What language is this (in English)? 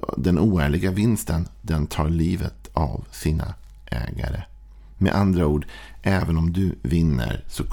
Swedish